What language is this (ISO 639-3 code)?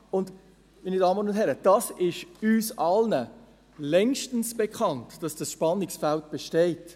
gsw